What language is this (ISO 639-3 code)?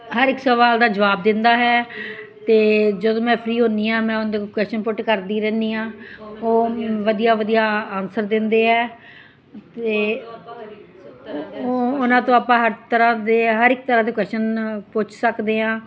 pan